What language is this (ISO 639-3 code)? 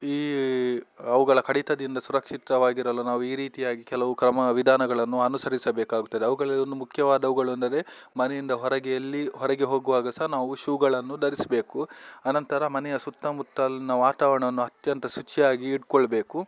kan